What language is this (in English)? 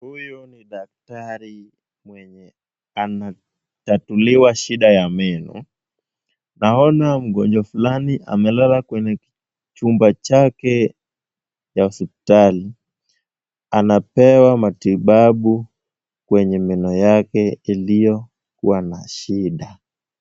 Swahili